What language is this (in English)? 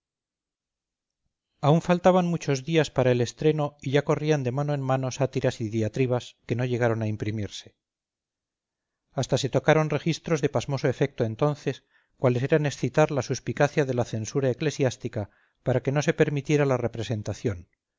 Spanish